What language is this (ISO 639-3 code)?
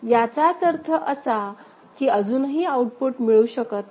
mar